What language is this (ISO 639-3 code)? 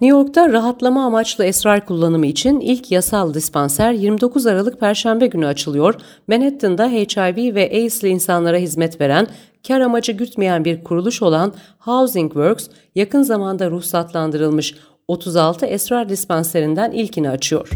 tur